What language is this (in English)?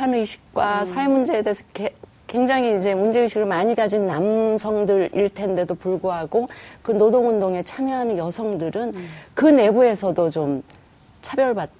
Korean